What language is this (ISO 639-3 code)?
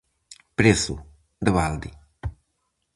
glg